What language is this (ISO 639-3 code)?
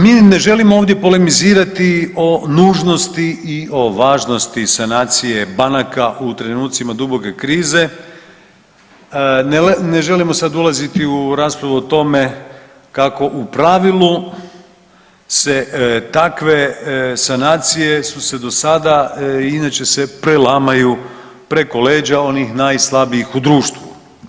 hrv